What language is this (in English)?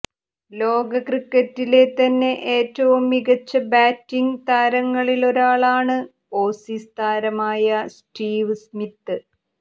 Malayalam